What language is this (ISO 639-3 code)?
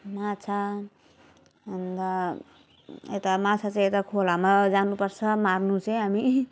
nep